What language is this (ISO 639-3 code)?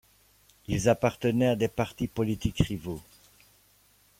fra